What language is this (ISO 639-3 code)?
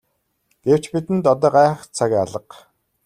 mon